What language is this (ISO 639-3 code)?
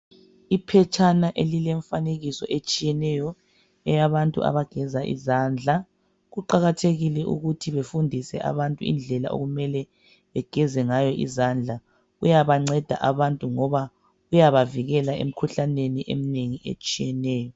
nde